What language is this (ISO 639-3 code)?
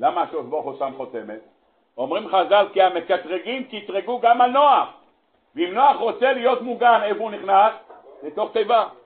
heb